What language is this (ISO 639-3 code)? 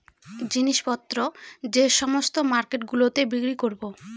ben